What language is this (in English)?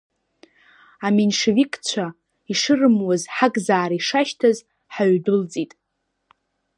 Abkhazian